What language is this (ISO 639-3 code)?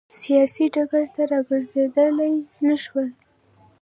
pus